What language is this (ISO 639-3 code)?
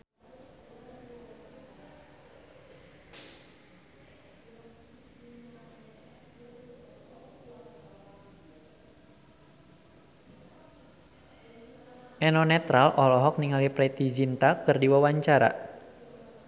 sun